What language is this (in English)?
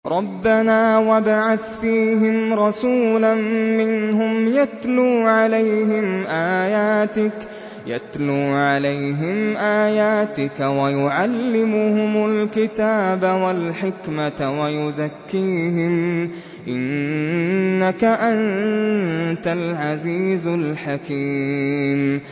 Arabic